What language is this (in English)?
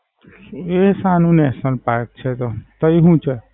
Gujarati